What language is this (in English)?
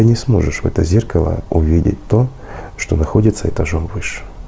Russian